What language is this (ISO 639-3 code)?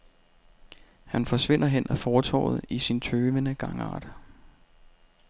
dan